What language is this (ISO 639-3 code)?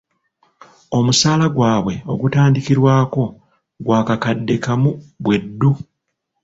lug